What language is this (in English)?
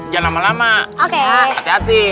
Indonesian